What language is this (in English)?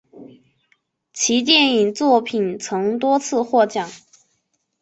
Chinese